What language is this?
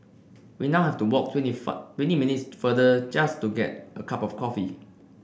English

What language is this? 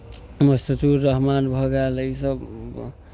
Maithili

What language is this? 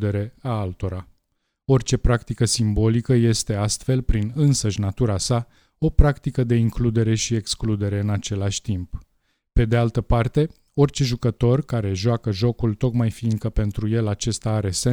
Romanian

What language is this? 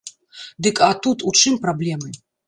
Belarusian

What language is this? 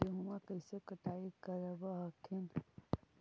Magahi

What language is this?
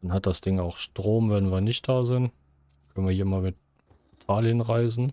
German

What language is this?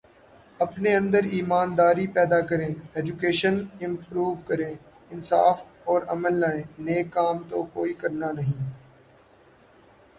Urdu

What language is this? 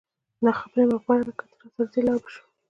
Pashto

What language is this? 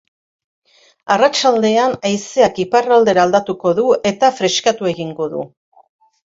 Basque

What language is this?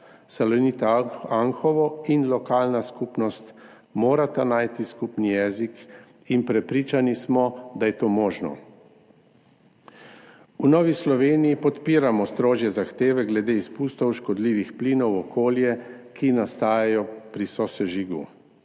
Slovenian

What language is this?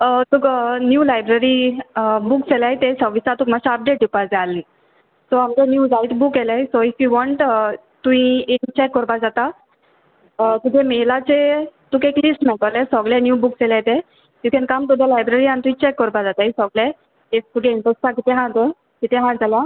Konkani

